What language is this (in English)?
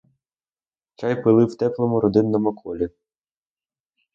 Ukrainian